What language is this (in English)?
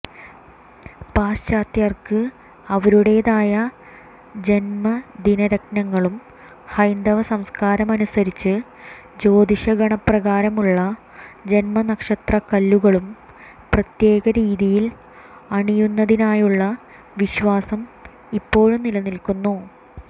Malayalam